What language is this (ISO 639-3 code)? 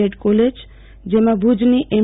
guj